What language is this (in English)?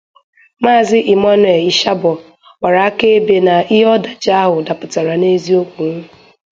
Igbo